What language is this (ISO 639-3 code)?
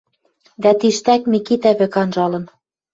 mrj